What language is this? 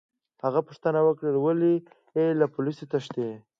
Pashto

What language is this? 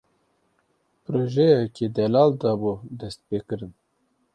Kurdish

